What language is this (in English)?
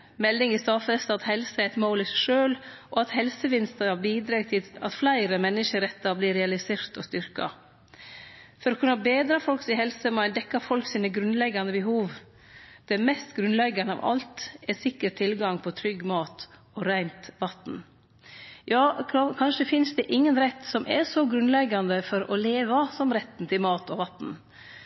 Norwegian Nynorsk